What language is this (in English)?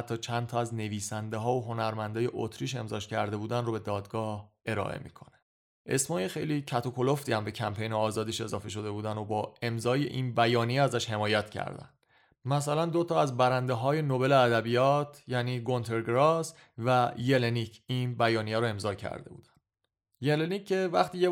Persian